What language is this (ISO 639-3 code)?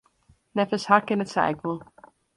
fry